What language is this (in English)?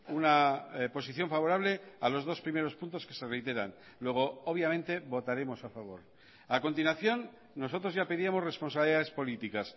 Spanish